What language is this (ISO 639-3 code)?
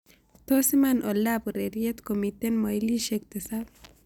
kln